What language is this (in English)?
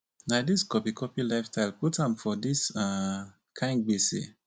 Nigerian Pidgin